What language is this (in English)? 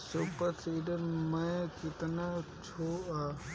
Bhojpuri